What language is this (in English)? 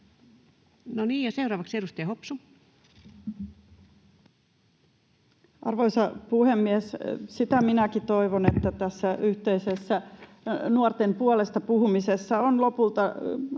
Finnish